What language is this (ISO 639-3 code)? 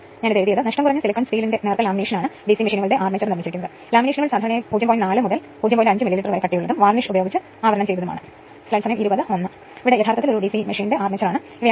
mal